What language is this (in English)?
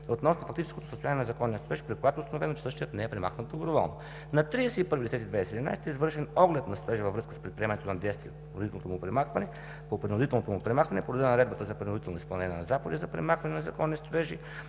Bulgarian